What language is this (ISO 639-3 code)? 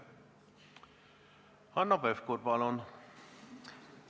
est